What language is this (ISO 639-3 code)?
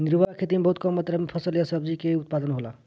bho